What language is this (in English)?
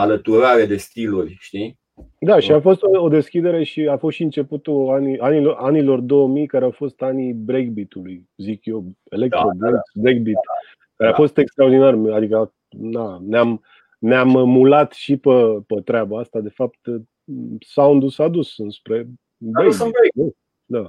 Romanian